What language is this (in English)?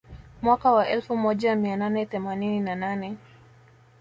Swahili